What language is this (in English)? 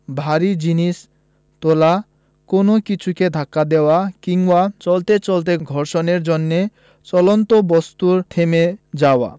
Bangla